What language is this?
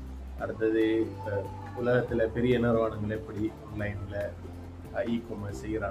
Tamil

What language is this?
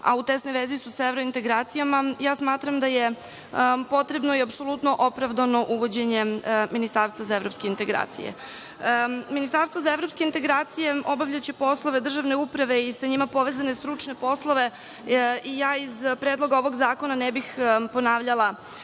Serbian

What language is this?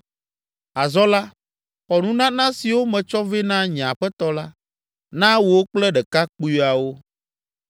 Ewe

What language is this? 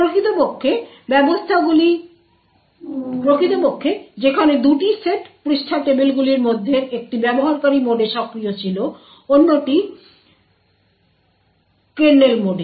Bangla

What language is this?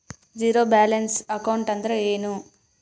Kannada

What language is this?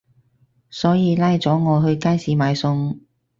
Cantonese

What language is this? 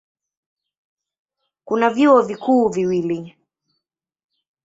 Swahili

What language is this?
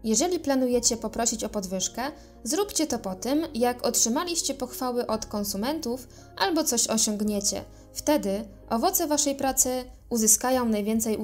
Polish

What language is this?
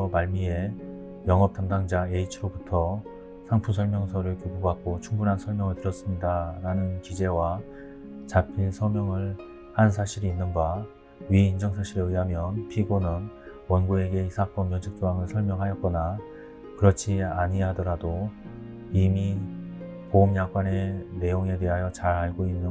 Korean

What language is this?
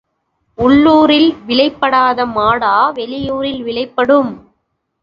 Tamil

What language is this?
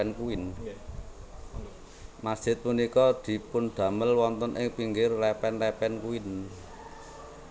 Javanese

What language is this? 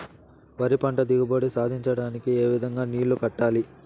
Telugu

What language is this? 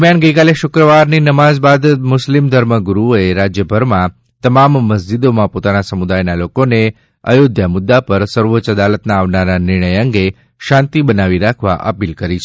Gujarati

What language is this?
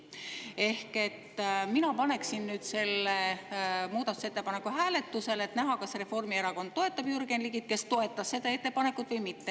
Estonian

